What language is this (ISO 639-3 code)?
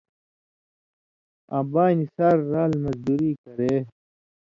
mvy